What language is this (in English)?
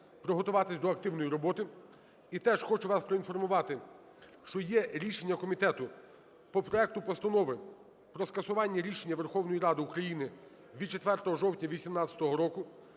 Ukrainian